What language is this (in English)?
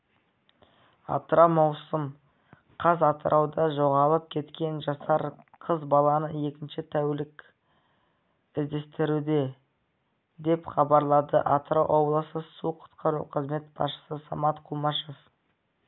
Kazakh